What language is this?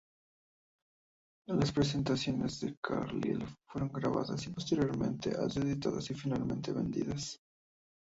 Spanish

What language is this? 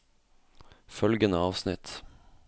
Norwegian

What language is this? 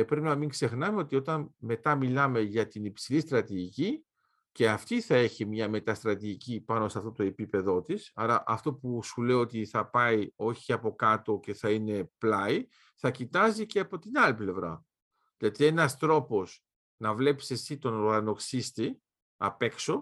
Greek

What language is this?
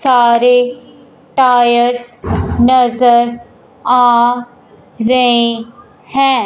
Hindi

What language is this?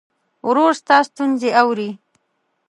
Pashto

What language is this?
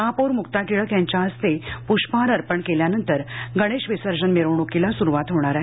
Marathi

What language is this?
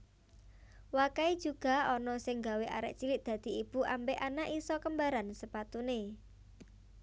Javanese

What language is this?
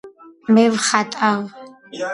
Georgian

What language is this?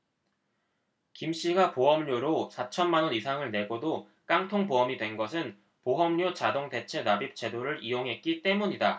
Korean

